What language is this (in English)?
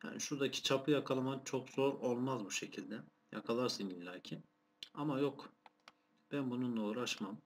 Turkish